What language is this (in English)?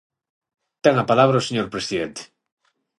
Galician